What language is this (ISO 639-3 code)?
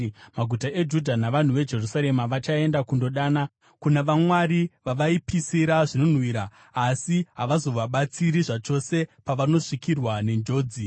sna